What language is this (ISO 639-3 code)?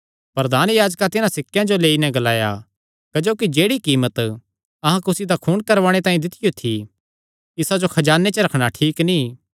xnr